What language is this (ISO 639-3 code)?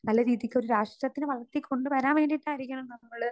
mal